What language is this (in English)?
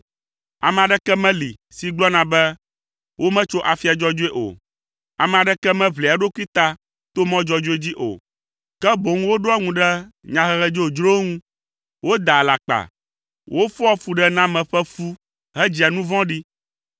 Ewe